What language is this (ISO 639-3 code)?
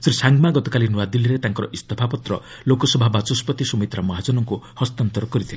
ori